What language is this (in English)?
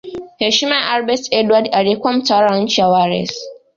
Swahili